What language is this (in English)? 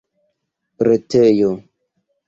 Esperanto